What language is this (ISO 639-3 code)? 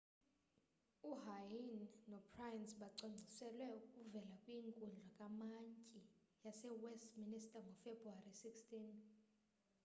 xho